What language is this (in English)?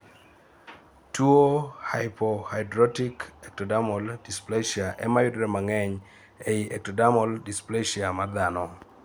Luo (Kenya and Tanzania)